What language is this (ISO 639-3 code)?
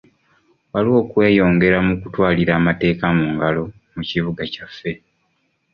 lug